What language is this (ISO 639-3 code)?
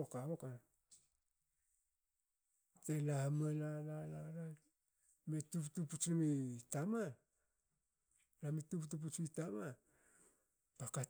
hao